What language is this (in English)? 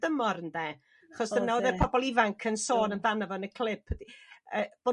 Welsh